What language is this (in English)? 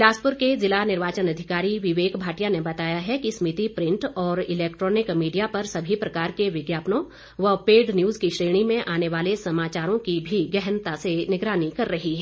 Hindi